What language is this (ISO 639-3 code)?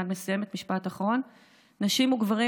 heb